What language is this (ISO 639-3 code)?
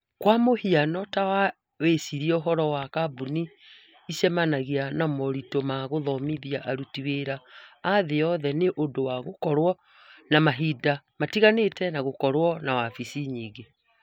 kik